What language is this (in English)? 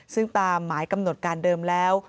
Thai